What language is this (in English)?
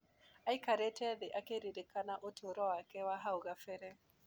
Kikuyu